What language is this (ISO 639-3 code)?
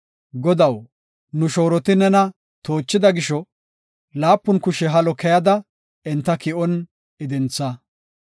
gof